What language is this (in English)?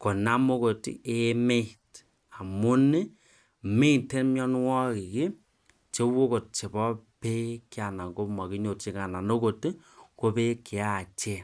Kalenjin